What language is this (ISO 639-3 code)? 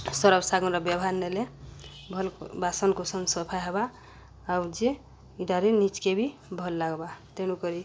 ori